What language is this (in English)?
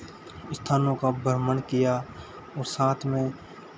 Hindi